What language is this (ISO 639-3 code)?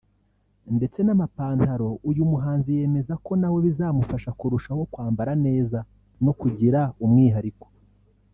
kin